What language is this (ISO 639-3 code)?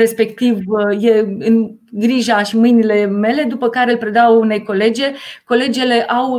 ron